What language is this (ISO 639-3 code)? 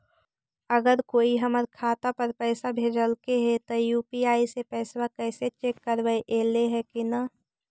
mag